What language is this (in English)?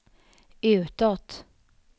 Swedish